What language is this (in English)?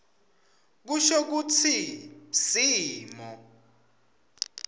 Swati